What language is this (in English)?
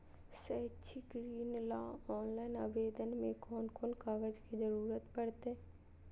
Magahi